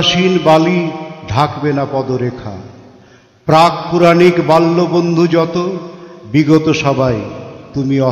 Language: Hindi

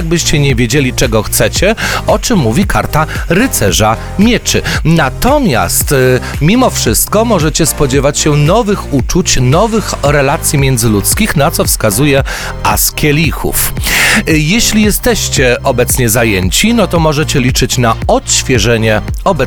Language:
Polish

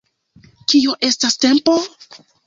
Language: Esperanto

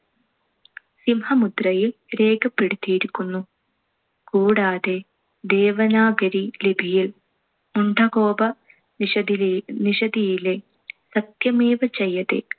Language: Malayalam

